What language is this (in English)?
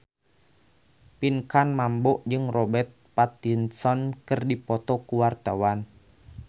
Sundanese